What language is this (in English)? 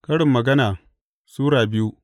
Hausa